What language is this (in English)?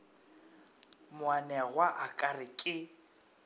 Northern Sotho